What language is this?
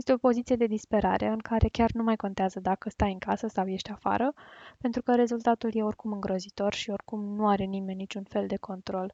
Romanian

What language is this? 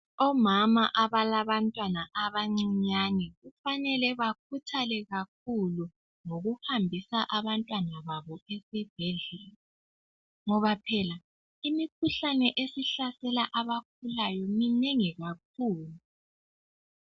North Ndebele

